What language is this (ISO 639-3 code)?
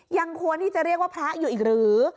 tha